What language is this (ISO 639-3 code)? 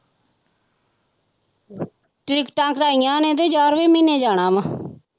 pan